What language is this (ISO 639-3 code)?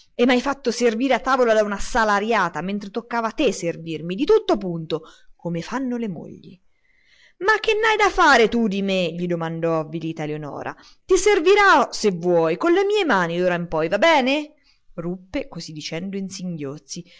ita